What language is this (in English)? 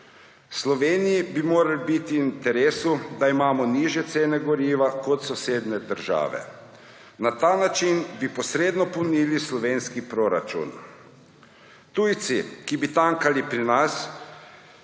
Slovenian